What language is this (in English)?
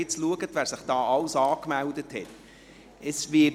Swiss German